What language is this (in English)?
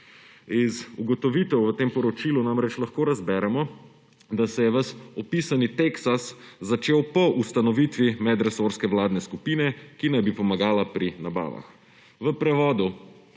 Slovenian